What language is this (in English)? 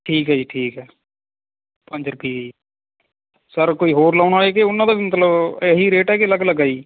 Punjabi